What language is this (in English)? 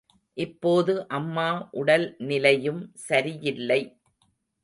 Tamil